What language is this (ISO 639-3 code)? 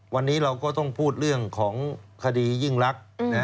tha